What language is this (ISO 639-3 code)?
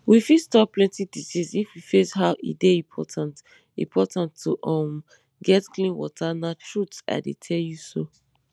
pcm